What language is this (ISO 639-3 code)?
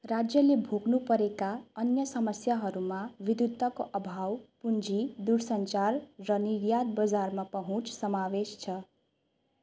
nep